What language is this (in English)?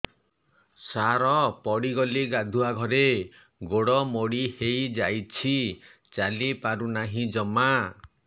Odia